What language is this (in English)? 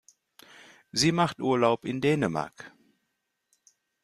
German